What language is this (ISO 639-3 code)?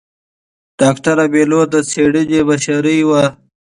pus